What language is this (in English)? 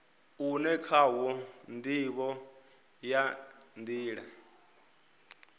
Venda